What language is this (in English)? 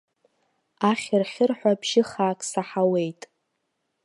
Abkhazian